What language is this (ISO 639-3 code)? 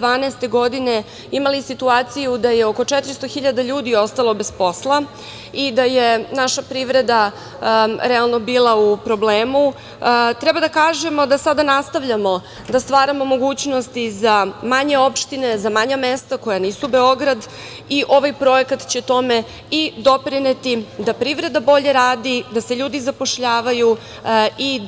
srp